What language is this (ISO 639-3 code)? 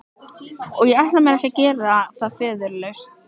isl